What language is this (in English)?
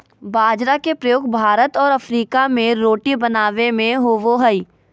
Magahi